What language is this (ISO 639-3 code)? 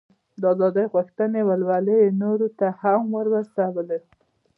pus